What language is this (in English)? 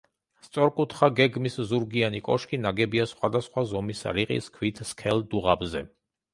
Georgian